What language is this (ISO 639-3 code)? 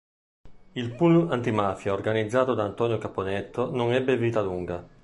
ita